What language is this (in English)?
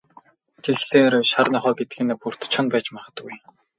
Mongolian